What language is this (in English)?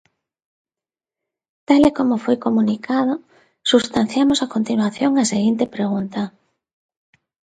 Galician